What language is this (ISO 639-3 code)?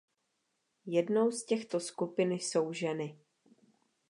ces